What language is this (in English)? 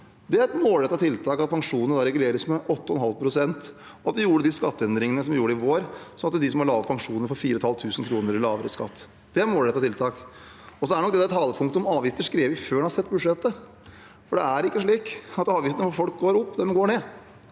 Norwegian